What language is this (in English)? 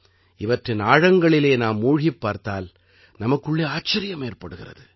Tamil